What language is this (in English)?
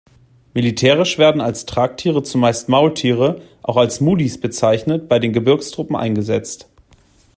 German